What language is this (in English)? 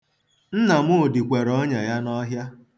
Igbo